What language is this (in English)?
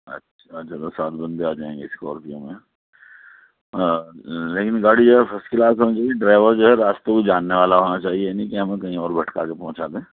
Urdu